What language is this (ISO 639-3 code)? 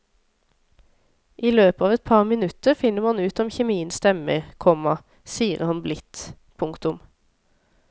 nor